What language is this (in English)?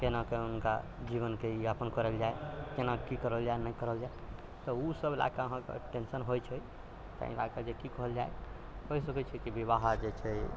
Maithili